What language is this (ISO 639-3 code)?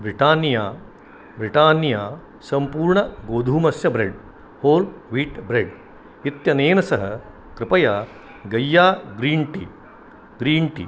san